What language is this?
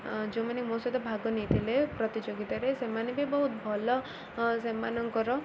Odia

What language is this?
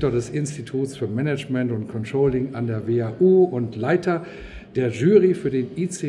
German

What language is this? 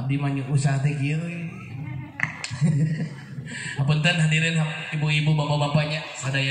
Indonesian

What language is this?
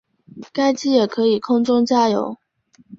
Chinese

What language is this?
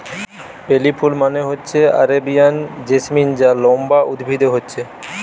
Bangla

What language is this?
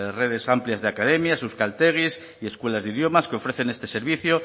Spanish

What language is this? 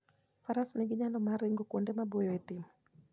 Luo (Kenya and Tanzania)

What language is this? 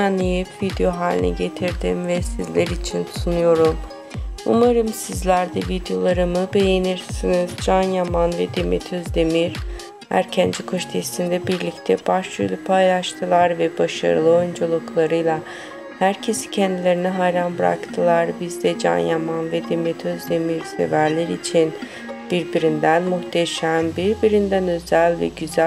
Turkish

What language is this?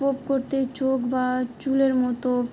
Bangla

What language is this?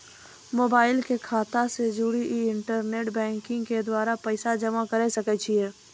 Maithili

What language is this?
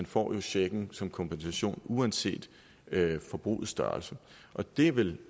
Danish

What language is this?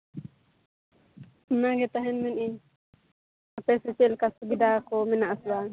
Santali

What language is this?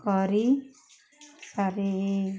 Odia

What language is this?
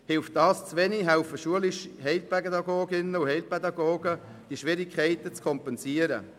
Swiss German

